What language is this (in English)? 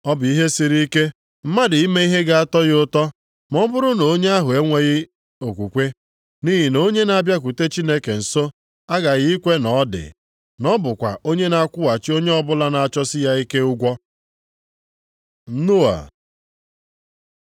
Igbo